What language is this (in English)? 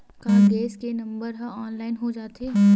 Chhattisgarhi